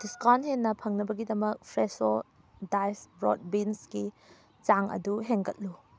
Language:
Manipuri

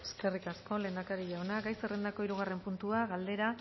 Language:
Basque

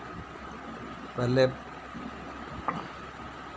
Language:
Dogri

